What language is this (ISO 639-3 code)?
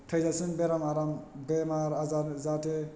brx